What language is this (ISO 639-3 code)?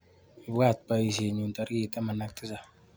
kln